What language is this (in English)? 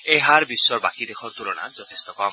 Assamese